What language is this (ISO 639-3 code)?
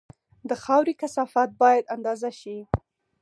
pus